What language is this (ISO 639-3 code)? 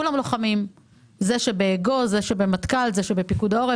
heb